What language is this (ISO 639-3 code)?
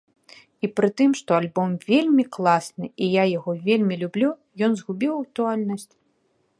bel